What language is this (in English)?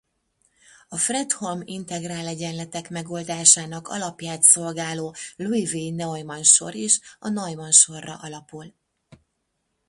Hungarian